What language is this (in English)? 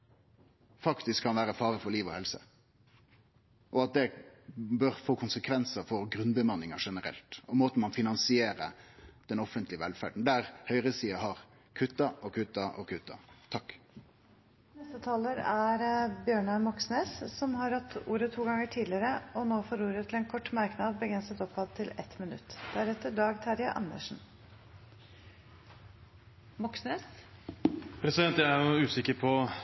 Norwegian